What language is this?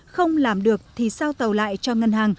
Vietnamese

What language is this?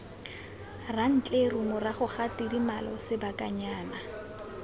Tswana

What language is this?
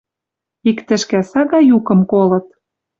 Western Mari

